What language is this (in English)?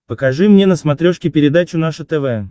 Russian